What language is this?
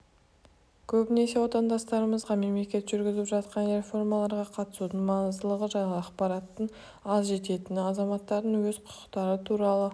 Kazakh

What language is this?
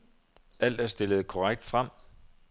Danish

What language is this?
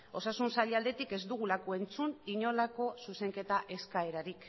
Basque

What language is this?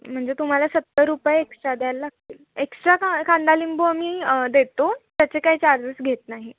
Marathi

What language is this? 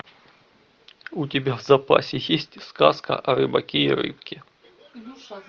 Russian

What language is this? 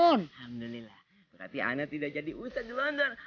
Indonesian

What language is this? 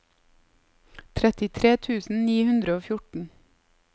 Norwegian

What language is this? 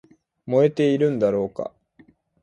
Japanese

